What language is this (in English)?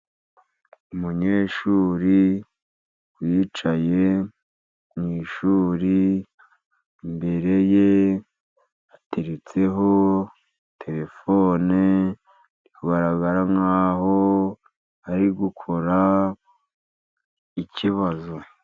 Kinyarwanda